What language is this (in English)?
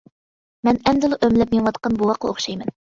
Uyghur